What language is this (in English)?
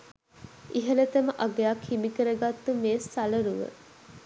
Sinhala